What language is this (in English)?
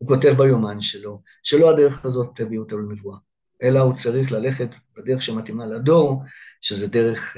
Hebrew